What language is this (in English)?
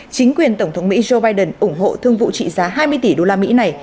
Vietnamese